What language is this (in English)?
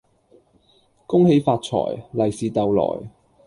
Cantonese